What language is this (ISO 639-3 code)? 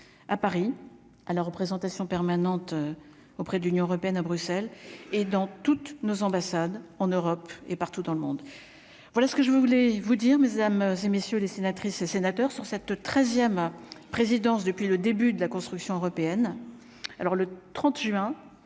fra